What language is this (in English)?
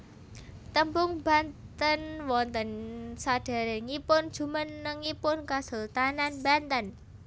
Javanese